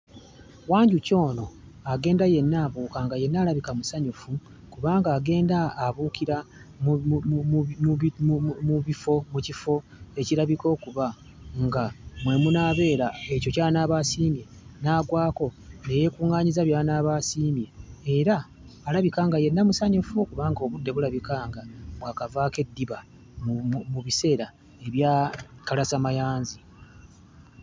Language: Ganda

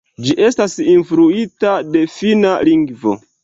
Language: Esperanto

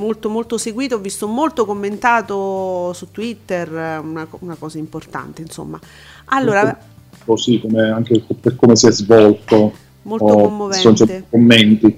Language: Italian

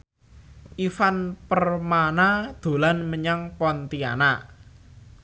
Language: Javanese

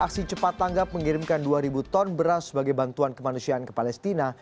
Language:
Indonesian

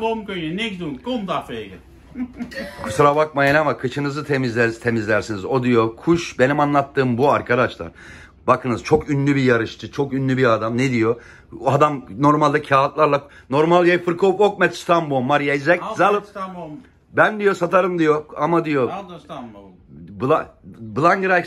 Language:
Turkish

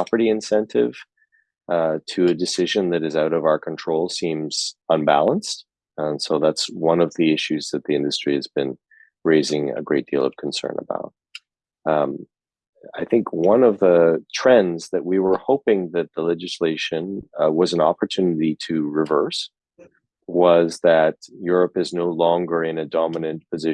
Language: English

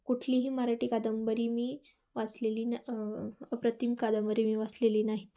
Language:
Marathi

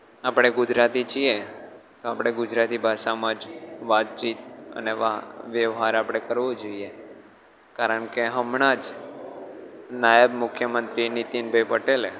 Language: Gujarati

